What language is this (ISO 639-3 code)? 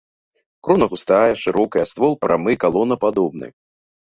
bel